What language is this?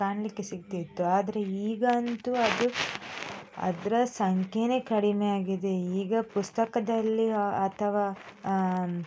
Kannada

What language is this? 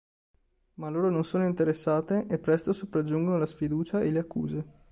Italian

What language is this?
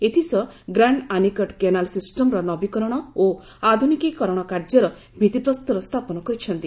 Odia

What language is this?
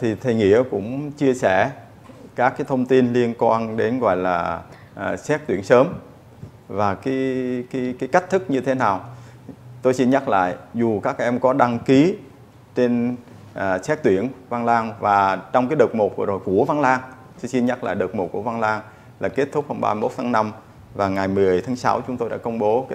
Vietnamese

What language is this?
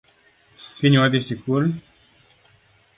Luo (Kenya and Tanzania)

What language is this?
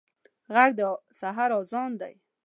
Pashto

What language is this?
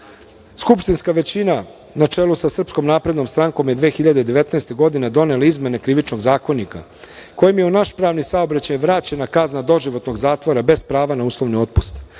Serbian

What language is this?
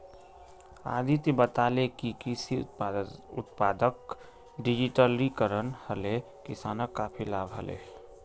Magahi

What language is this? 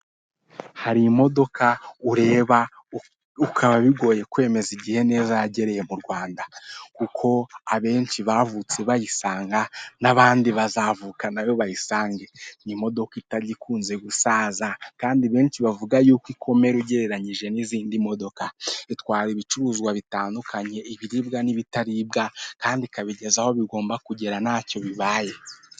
Kinyarwanda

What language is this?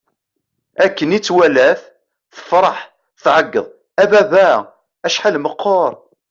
Kabyle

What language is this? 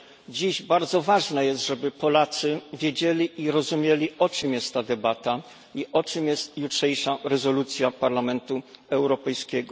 Polish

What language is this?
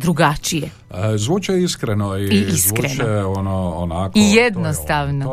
Croatian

